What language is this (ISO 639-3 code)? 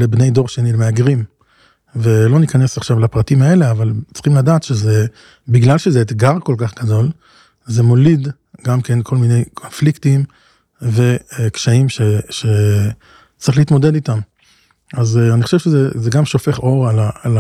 heb